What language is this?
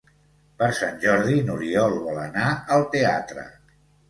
Catalan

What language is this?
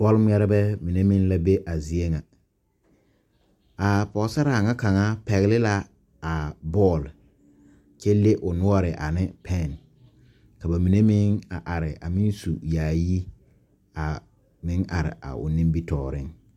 Southern Dagaare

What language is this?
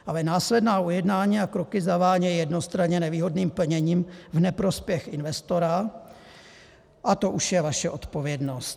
Czech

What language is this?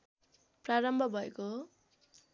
Nepali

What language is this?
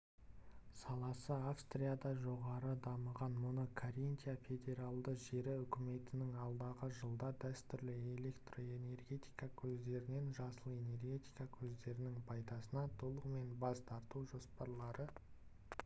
Kazakh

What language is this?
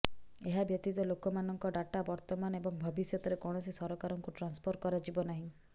Odia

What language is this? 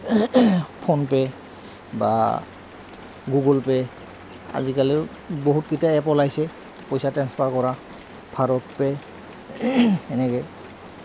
Assamese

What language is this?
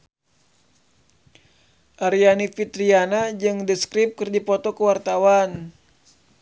Sundanese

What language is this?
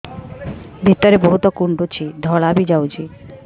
Odia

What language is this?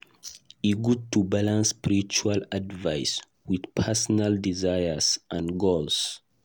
Nigerian Pidgin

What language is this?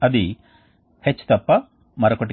Telugu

